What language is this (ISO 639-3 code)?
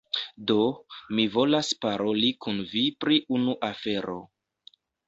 epo